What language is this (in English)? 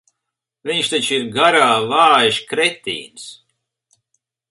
Latvian